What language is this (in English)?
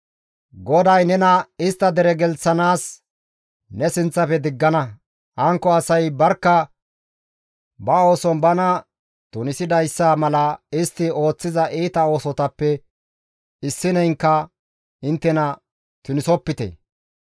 Gamo